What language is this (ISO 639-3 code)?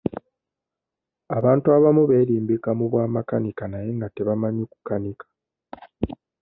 lug